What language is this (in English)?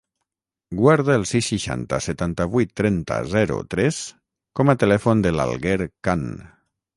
Catalan